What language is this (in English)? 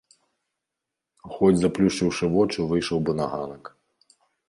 Belarusian